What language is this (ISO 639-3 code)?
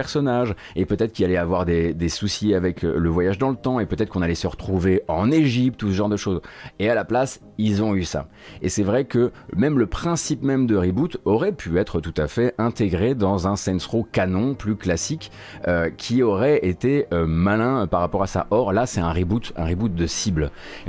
fra